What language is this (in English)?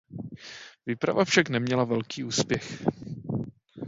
Czech